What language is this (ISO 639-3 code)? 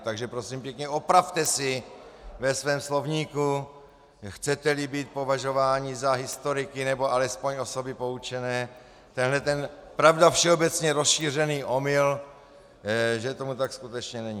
ces